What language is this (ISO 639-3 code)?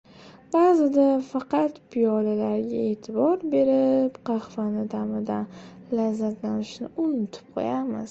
uzb